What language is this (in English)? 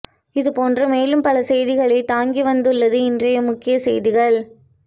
Tamil